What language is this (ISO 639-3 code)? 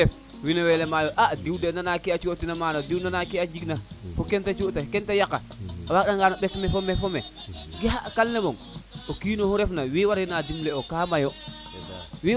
srr